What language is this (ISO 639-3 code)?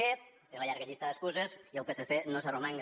cat